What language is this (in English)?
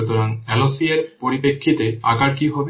Bangla